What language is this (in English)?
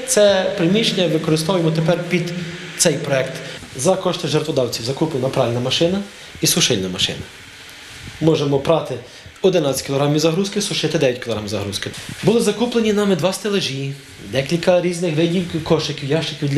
Ukrainian